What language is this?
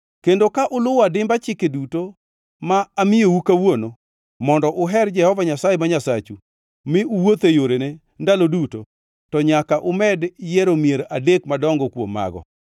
Luo (Kenya and Tanzania)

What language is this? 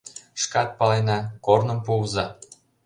Mari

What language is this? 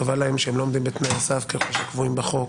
Hebrew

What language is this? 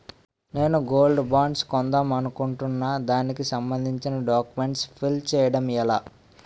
Telugu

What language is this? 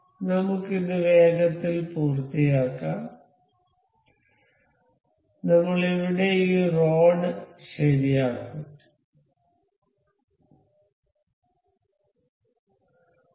Malayalam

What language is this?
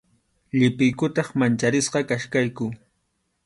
Arequipa-La Unión Quechua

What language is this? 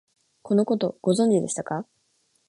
Japanese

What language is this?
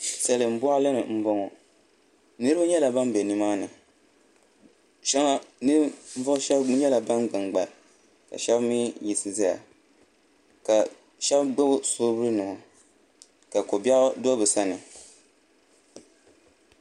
Dagbani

